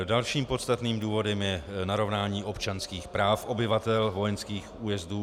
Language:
Czech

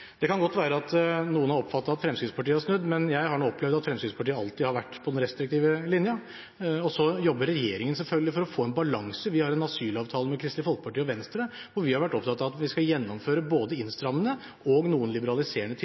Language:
Norwegian Bokmål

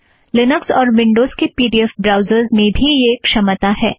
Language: Hindi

